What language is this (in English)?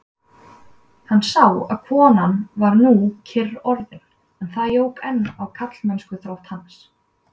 Icelandic